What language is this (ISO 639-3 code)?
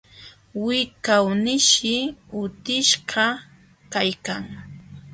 qxw